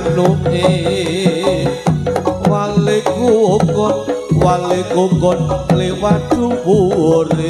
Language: Indonesian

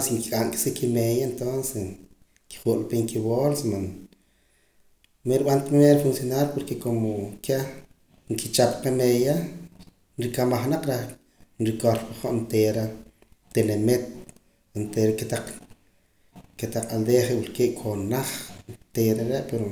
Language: Poqomam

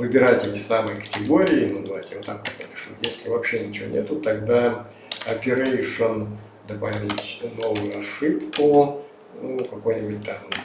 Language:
Russian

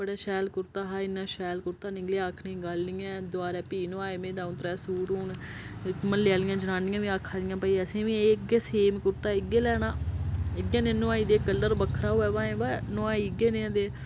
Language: Dogri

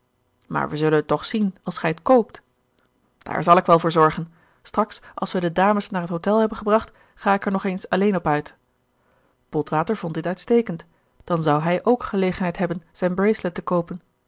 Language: Dutch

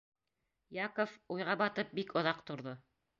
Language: Bashkir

